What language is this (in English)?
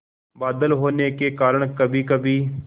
Hindi